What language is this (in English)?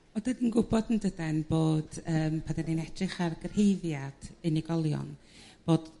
Welsh